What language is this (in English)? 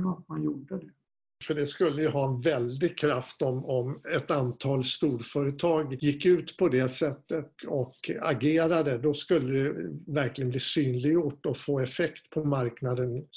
Swedish